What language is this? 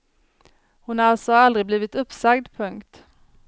Swedish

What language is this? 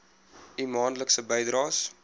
Afrikaans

